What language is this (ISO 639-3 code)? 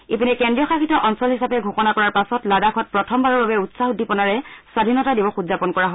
asm